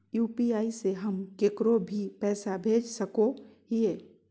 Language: Magahi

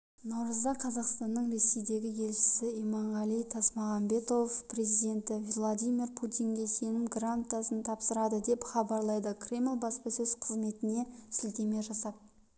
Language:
Kazakh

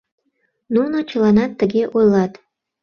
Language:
Mari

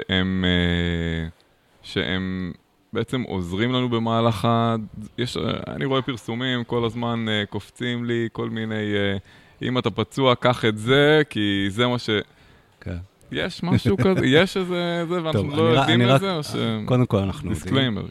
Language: Hebrew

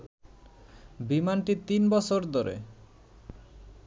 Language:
Bangla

